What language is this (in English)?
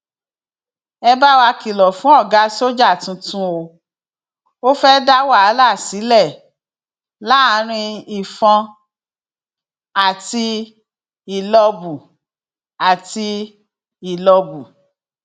Yoruba